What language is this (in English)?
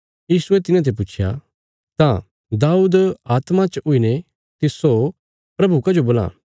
Bilaspuri